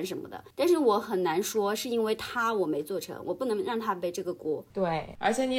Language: Chinese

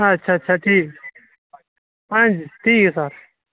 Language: Dogri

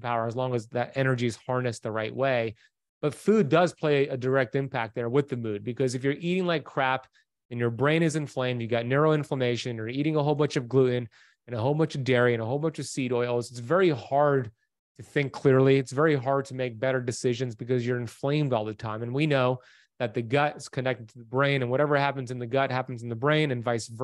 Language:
English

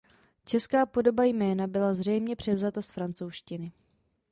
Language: Czech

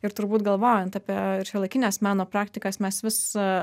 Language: Lithuanian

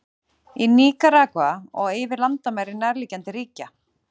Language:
Icelandic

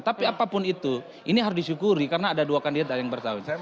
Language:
Indonesian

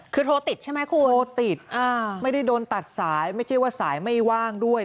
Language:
Thai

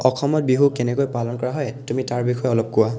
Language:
Assamese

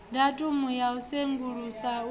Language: Venda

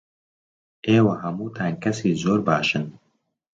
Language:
Central Kurdish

